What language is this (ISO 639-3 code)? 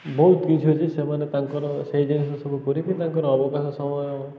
ori